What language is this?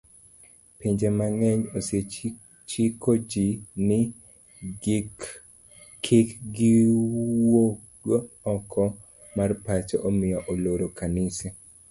Luo (Kenya and Tanzania)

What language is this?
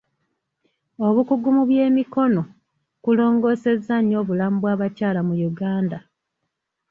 Ganda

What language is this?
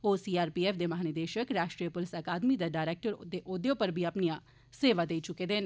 Dogri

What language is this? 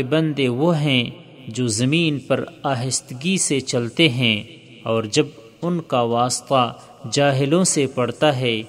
Urdu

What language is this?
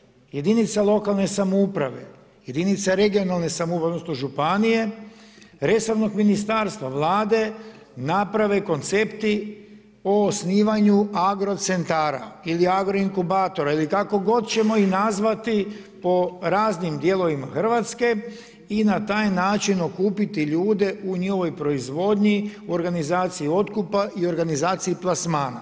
Croatian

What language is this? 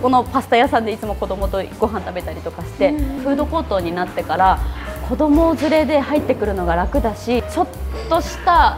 Japanese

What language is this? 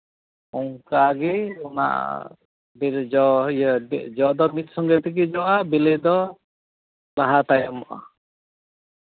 Santali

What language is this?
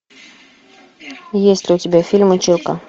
Russian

